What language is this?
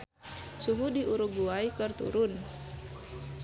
Sundanese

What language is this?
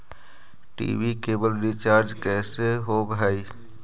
Magahi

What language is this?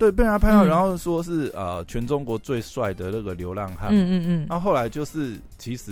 Chinese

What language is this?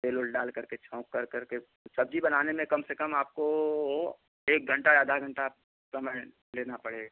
Hindi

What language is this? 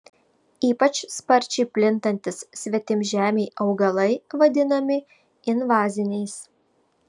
Lithuanian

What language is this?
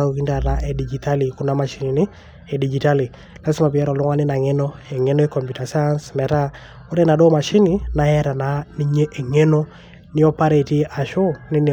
Masai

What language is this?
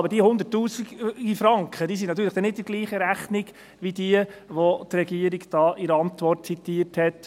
Swiss German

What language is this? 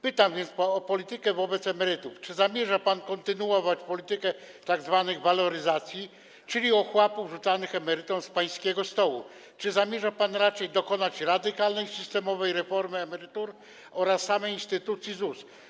Polish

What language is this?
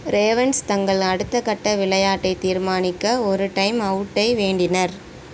Tamil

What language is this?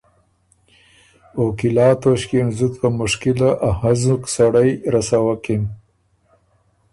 Ormuri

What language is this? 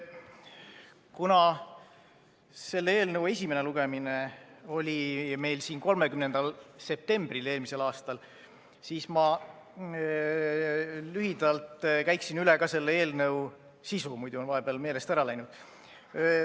Estonian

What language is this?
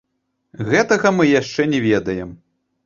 Belarusian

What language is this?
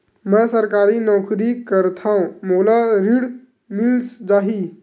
Chhattisgarhi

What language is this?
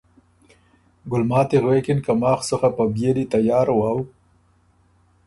Ormuri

